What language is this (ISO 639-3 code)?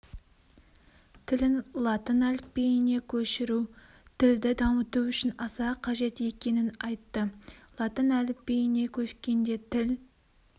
kaz